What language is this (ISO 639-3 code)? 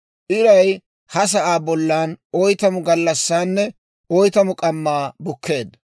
dwr